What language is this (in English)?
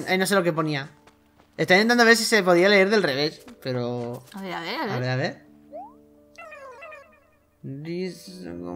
Spanish